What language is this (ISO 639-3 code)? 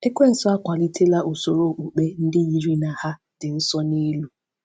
ibo